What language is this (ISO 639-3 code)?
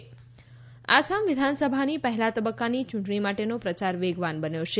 guj